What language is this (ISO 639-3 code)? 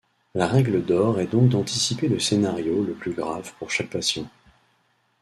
fra